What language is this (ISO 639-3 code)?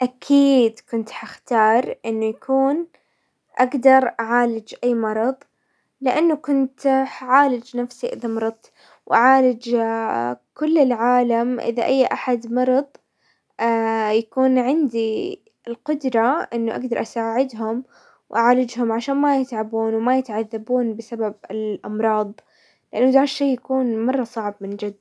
acw